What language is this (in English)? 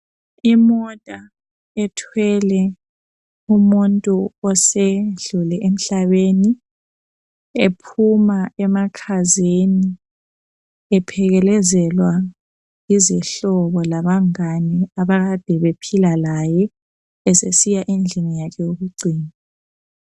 North Ndebele